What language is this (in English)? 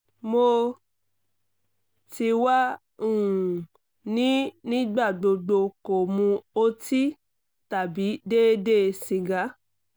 Yoruba